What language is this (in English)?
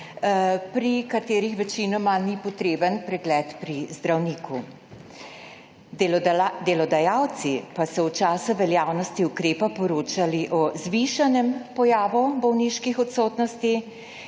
Slovenian